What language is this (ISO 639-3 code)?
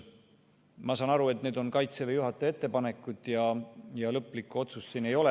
est